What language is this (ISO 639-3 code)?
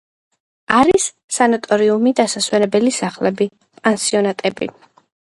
kat